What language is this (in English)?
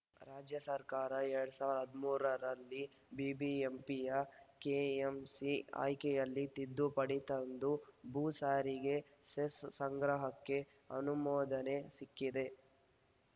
Kannada